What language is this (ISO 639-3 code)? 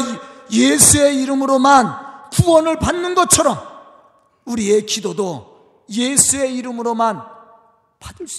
kor